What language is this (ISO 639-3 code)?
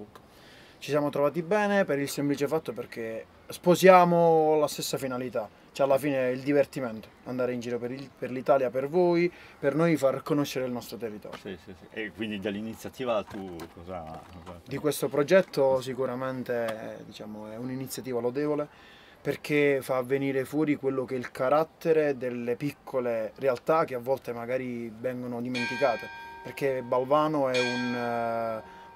ita